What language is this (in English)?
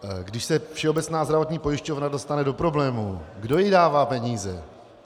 Czech